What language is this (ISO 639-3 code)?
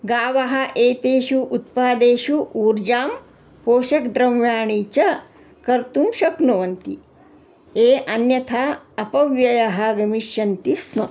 san